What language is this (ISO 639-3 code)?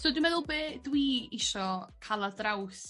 cym